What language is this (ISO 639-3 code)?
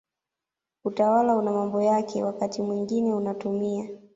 swa